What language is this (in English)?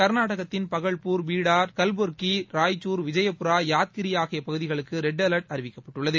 Tamil